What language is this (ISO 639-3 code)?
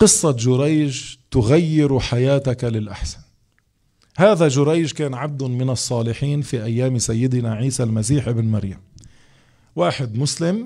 ara